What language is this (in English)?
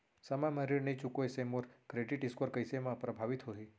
Chhattisgarhi